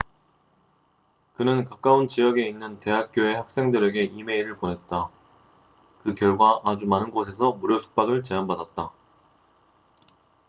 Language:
Korean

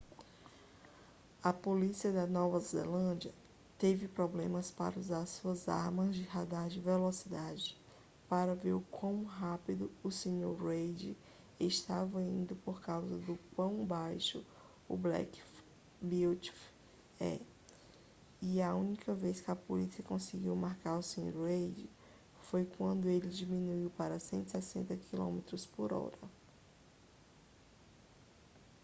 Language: Portuguese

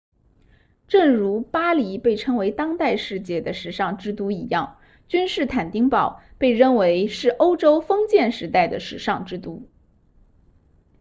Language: Chinese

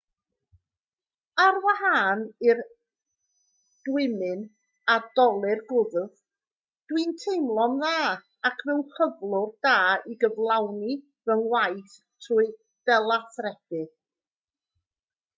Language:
Welsh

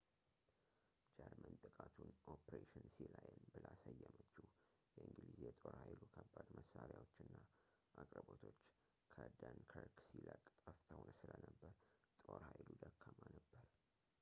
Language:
Amharic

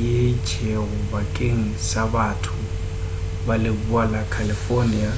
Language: Northern Sotho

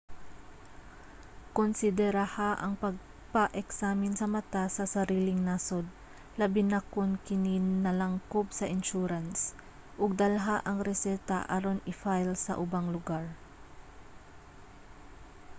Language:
Cebuano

